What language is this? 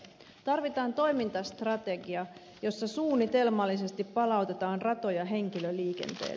Finnish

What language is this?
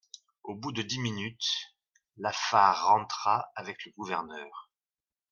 French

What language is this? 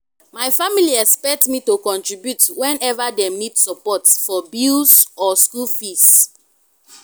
Nigerian Pidgin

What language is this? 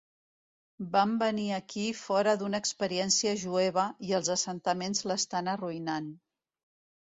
Catalan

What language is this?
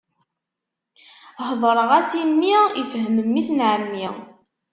Kabyle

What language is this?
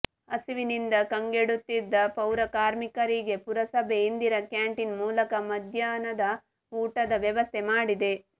Kannada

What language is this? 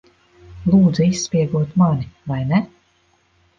Latvian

